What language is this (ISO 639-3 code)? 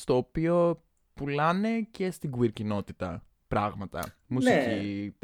ell